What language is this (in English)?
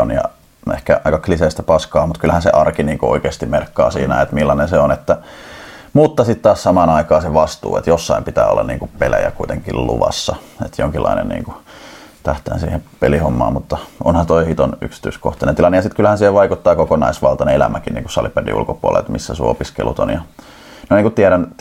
Finnish